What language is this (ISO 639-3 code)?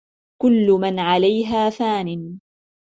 ara